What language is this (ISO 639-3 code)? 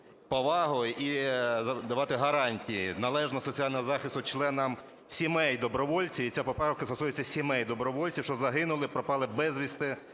ukr